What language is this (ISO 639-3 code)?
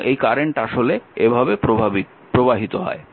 ben